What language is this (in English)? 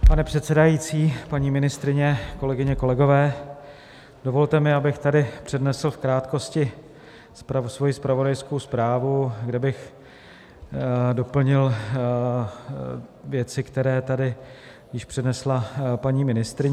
Czech